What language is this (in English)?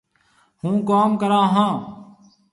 Marwari (Pakistan)